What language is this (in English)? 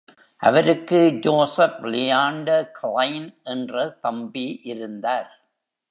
Tamil